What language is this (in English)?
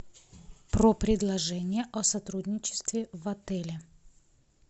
Russian